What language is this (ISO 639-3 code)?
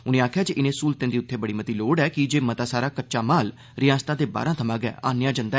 doi